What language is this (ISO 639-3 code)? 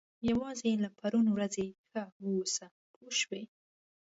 pus